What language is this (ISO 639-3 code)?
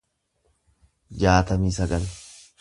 orm